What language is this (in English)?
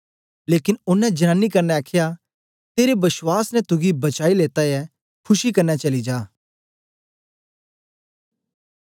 Dogri